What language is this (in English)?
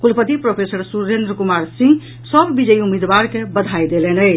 Maithili